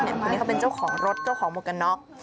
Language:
Thai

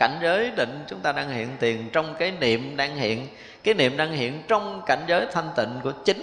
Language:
Vietnamese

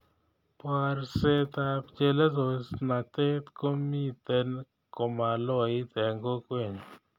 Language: Kalenjin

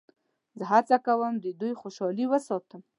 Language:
Pashto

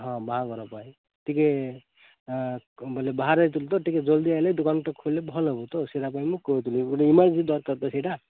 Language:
Odia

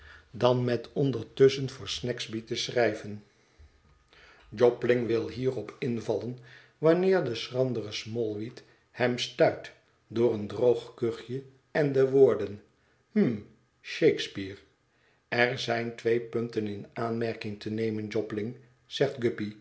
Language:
Dutch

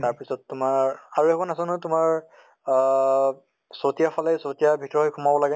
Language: Assamese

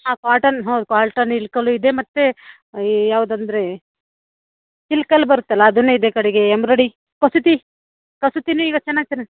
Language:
Kannada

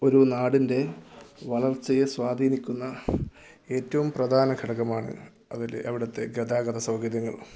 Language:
Malayalam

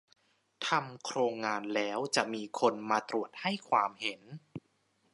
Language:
Thai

